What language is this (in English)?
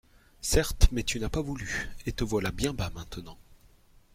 French